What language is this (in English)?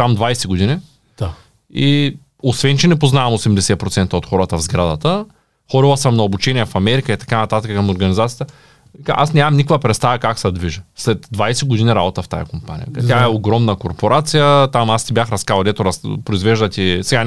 Bulgarian